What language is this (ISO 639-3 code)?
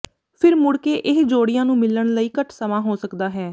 pan